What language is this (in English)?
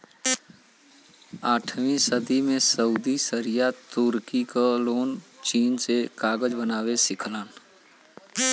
Bhojpuri